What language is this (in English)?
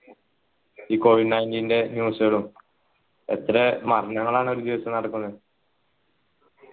Malayalam